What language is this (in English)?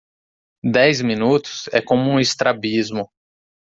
Portuguese